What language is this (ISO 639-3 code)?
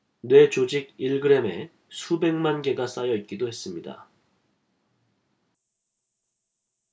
kor